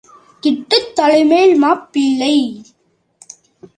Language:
Tamil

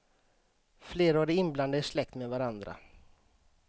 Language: Swedish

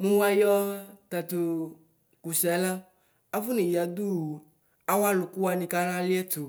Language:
Ikposo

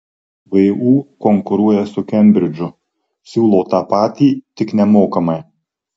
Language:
Lithuanian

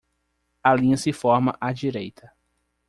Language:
Portuguese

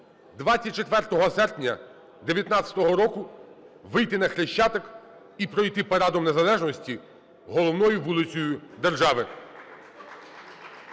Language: Ukrainian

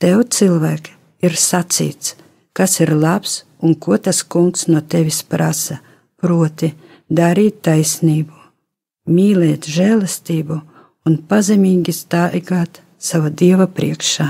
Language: Latvian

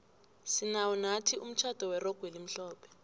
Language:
South Ndebele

